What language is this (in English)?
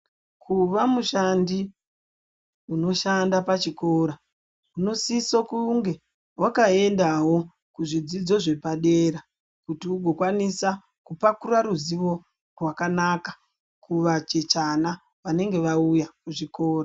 Ndau